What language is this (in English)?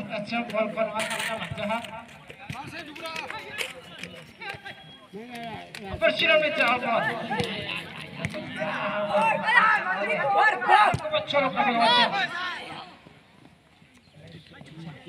Korean